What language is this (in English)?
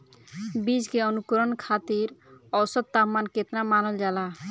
Bhojpuri